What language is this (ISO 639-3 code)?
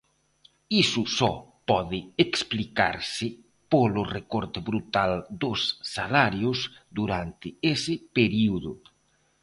glg